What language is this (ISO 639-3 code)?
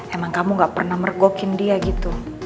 ind